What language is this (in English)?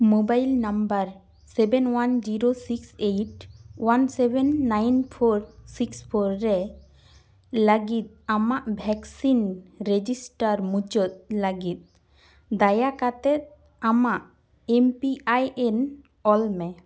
Santali